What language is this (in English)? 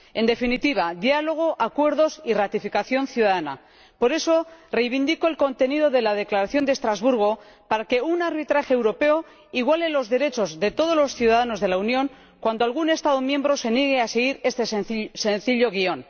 Spanish